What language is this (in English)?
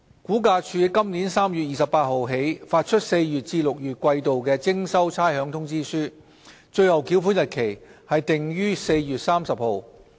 Cantonese